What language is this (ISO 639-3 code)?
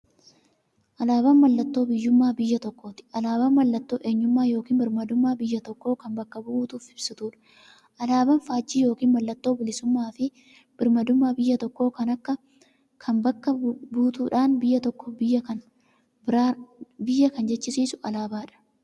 orm